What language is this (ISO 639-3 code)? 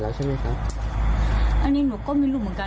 tha